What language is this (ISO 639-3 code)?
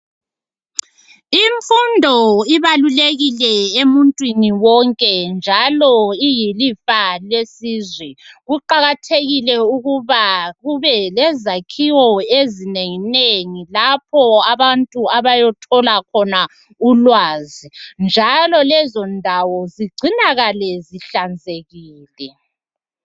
nde